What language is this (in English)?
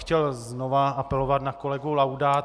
Czech